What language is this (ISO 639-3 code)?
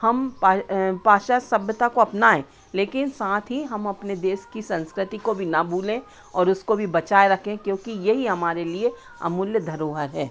hin